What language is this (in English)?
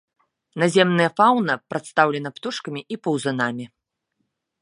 Belarusian